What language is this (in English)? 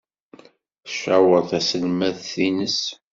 Kabyle